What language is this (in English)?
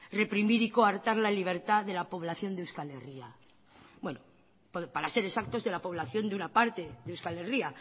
Spanish